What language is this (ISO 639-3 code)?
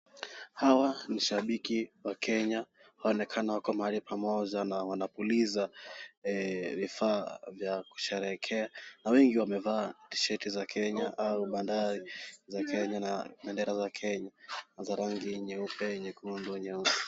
swa